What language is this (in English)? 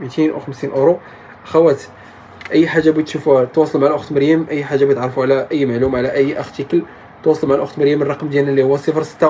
Arabic